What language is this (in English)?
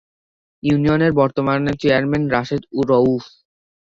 Bangla